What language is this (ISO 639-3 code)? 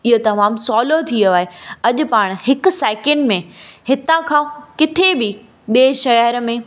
snd